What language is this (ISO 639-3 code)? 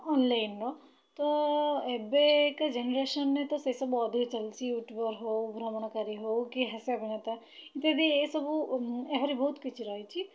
ori